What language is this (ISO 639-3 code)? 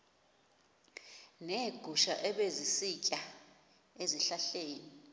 xho